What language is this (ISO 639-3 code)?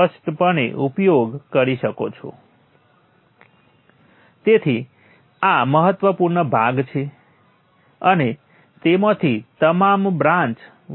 guj